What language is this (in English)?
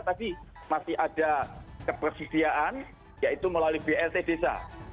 Indonesian